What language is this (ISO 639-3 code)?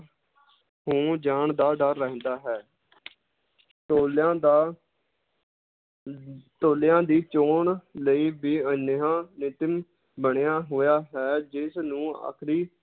pan